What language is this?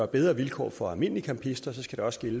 Danish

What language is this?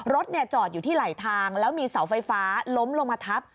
Thai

